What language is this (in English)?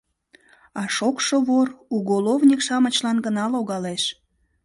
Mari